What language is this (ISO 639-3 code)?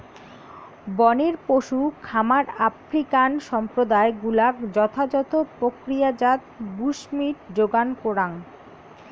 ben